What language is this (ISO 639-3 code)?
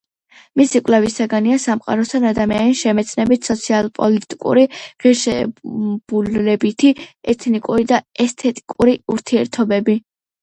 kat